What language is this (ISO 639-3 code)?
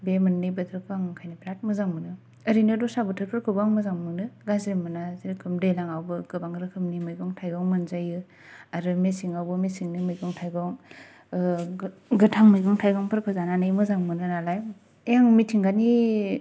brx